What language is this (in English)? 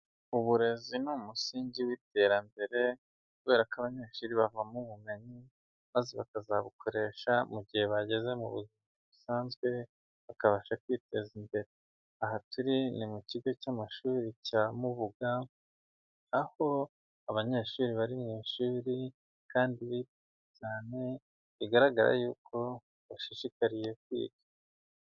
Kinyarwanda